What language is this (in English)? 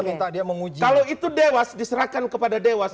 Indonesian